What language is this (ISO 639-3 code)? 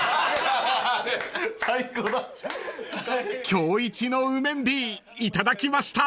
jpn